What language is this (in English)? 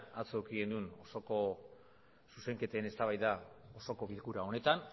Basque